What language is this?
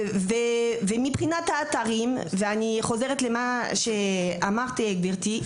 Hebrew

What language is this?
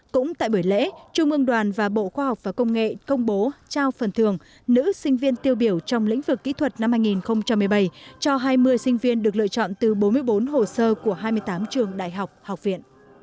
Vietnamese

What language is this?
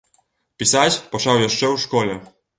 Belarusian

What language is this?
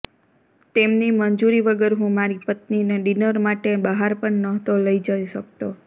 Gujarati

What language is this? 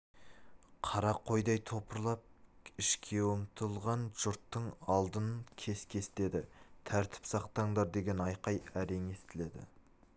Kazakh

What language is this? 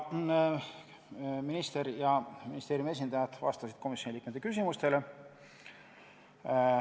Estonian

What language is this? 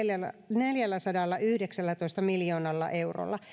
Finnish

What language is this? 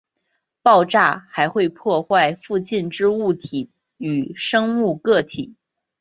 Chinese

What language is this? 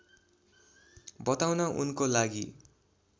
Nepali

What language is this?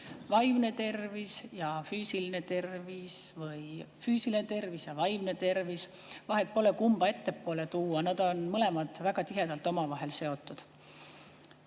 Estonian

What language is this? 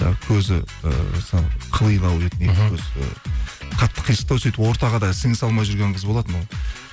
Kazakh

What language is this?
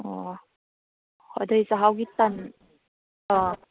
Manipuri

